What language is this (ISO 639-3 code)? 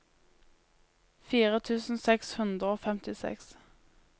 nor